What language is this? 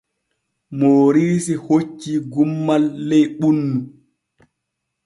Borgu Fulfulde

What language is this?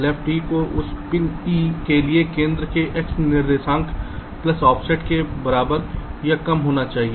Hindi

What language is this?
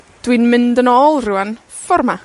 Welsh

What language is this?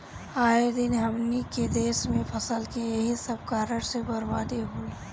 Bhojpuri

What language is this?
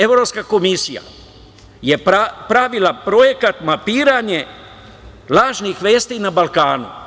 Serbian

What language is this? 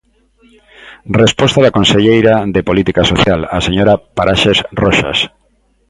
Galician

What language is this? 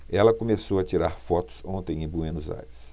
Portuguese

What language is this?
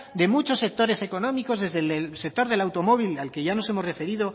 Spanish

